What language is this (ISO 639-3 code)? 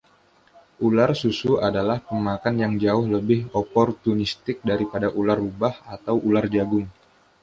ind